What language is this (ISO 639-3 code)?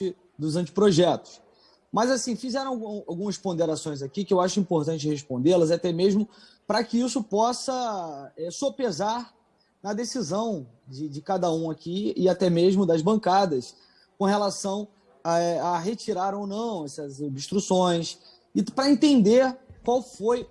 por